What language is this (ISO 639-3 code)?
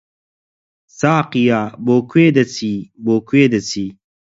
ckb